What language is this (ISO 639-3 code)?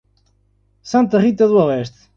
por